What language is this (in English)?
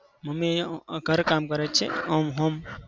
Gujarati